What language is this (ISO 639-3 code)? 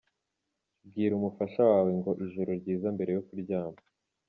kin